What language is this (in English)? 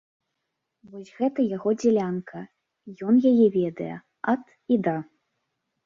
Belarusian